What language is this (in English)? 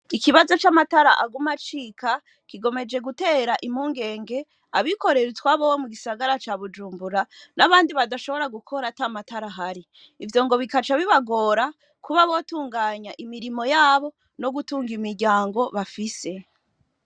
Rundi